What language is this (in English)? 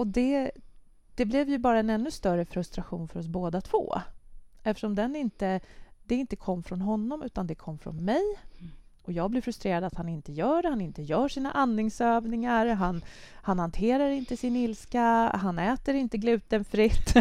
Swedish